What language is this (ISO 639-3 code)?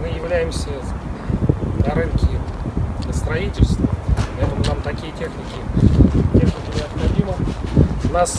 rus